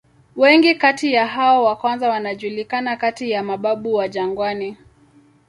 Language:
Swahili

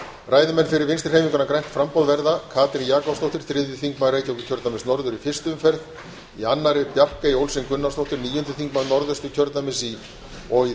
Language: Icelandic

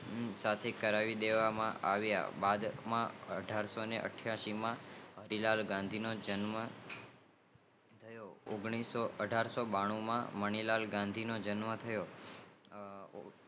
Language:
Gujarati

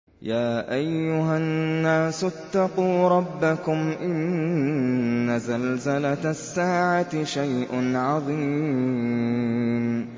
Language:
Arabic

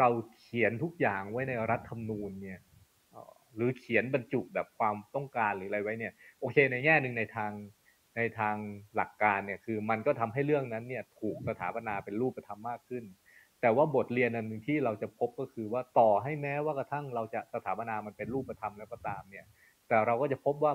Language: Thai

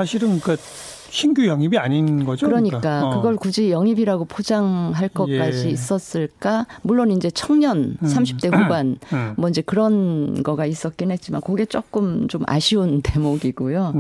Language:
Korean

